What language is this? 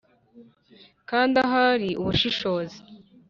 Kinyarwanda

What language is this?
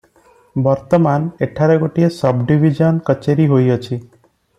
Odia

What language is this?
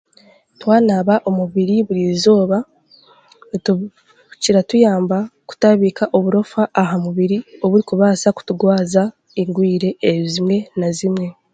Chiga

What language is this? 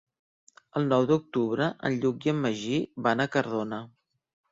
Catalan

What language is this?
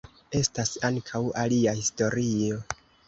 Esperanto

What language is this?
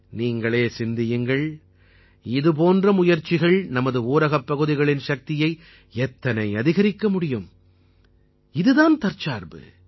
Tamil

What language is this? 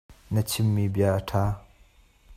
Hakha Chin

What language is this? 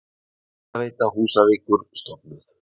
Icelandic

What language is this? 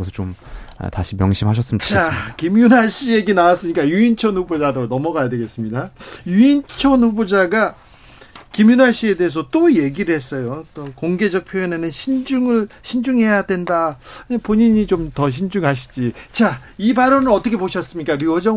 Korean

